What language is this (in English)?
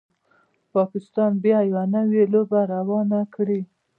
Pashto